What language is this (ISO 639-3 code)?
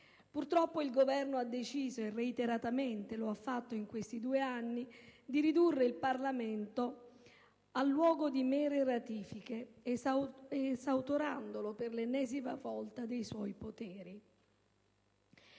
ita